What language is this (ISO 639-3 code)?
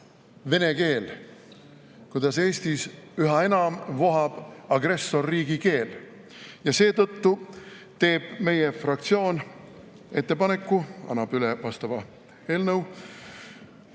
est